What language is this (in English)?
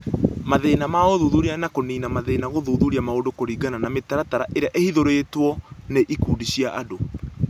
Kikuyu